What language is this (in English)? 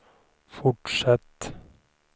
Swedish